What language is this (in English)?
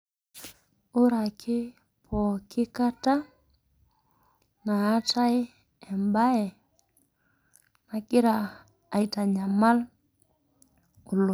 Masai